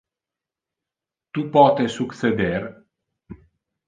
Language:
Interlingua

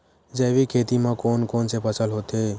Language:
Chhattisgarhi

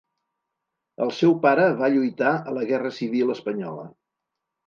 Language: Catalan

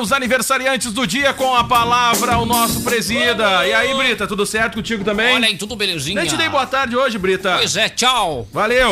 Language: Portuguese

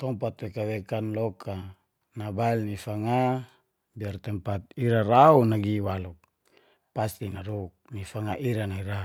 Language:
Geser-Gorom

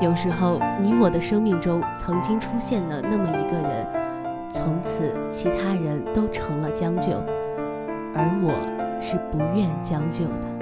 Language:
Chinese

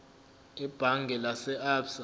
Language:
Zulu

